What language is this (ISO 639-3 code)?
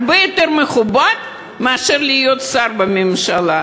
heb